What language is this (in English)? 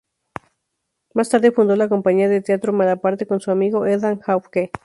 Spanish